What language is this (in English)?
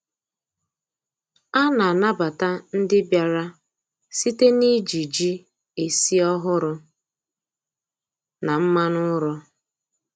Igbo